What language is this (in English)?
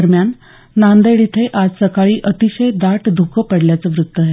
Marathi